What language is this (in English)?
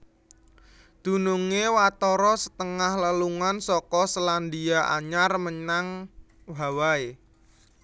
Javanese